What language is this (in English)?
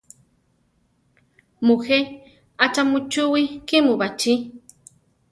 Central Tarahumara